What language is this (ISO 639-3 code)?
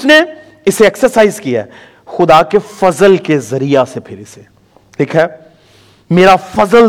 urd